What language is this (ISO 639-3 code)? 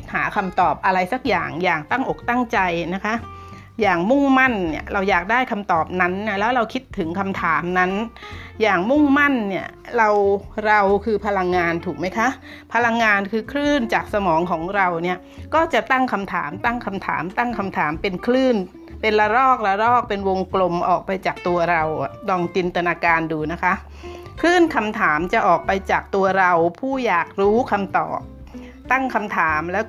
tha